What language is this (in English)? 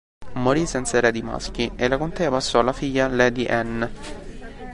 Italian